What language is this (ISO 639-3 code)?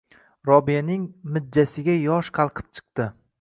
uzb